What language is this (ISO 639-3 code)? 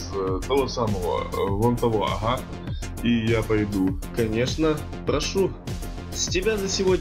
rus